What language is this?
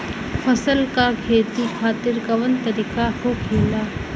Bhojpuri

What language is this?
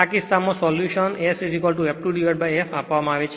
Gujarati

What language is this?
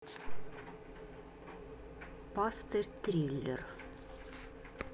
Russian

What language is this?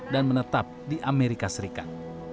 Indonesian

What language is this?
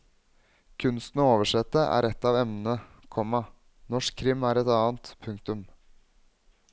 Norwegian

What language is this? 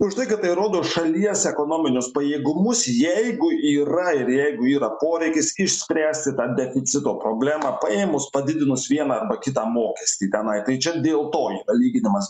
Lithuanian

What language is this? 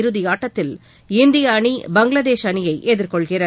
Tamil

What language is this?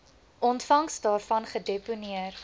Afrikaans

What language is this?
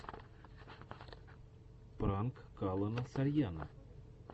Russian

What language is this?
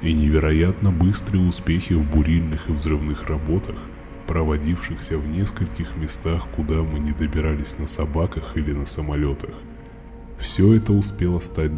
Russian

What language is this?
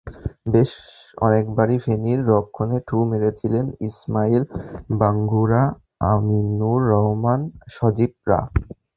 Bangla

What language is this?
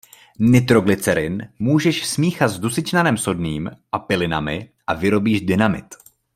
Czech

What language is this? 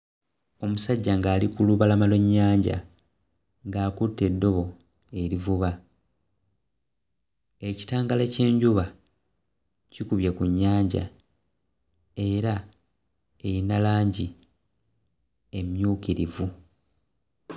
Ganda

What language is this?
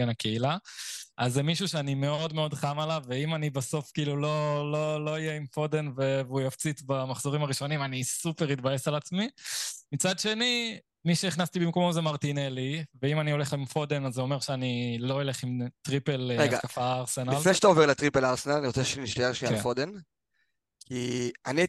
Hebrew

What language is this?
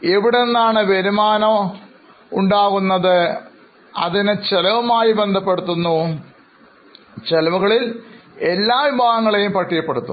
Malayalam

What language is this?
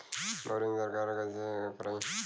Bhojpuri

